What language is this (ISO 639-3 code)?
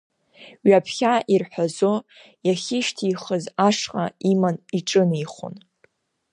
abk